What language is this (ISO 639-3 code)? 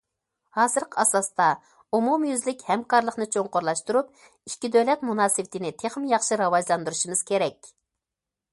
uig